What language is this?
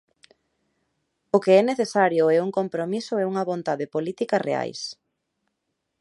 Galician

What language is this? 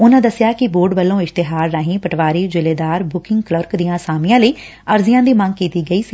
Punjabi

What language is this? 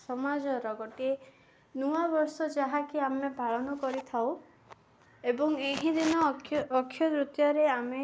Odia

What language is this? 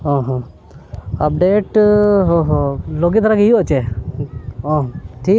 Santali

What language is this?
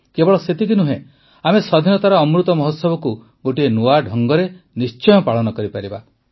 Odia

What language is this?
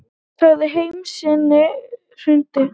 Icelandic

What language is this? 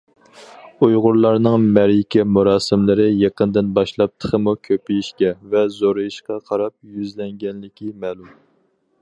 Uyghur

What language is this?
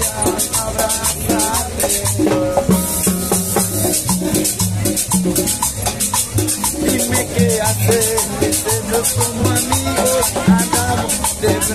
Arabic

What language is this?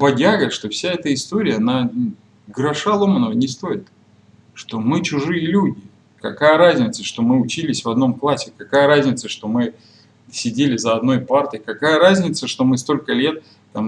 Russian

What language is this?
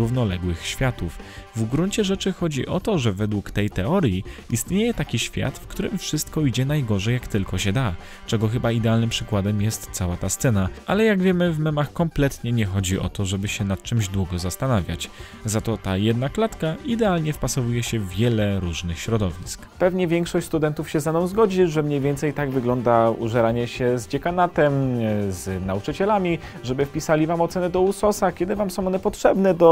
Polish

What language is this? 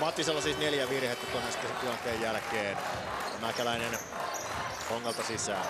Finnish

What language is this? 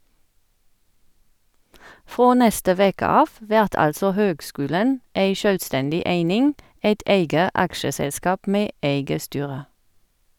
Norwegian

